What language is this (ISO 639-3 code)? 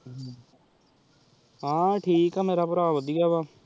pan